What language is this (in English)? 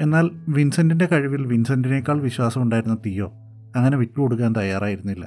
Malayalam